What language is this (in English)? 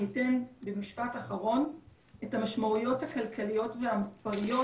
Hebrew